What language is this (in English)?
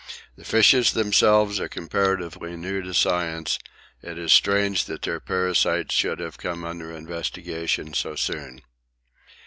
English